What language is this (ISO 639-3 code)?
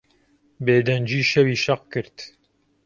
ckb